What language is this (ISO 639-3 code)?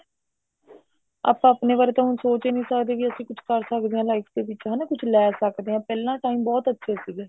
pan